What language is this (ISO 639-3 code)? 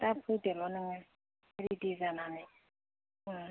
brx